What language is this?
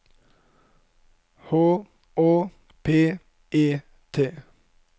Norwegian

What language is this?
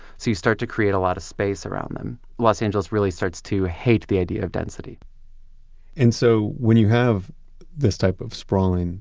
English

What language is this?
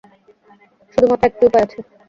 Bangla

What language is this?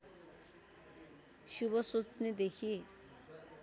Nepali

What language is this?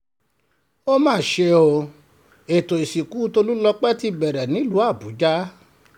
Yoruba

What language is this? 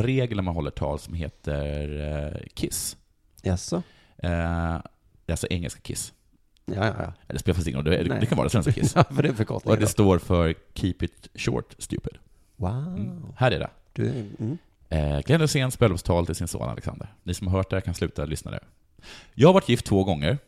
Swedish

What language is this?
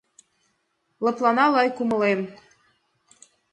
Mari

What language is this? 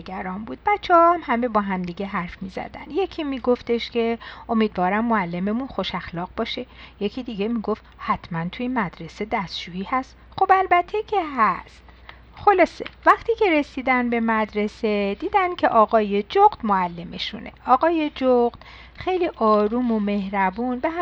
Persian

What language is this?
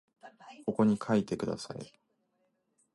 Japanese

